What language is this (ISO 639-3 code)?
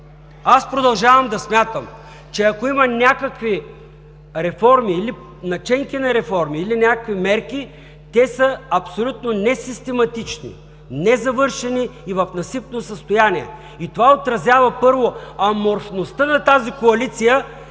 bul